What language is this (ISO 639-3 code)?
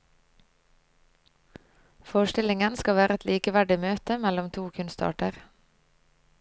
nor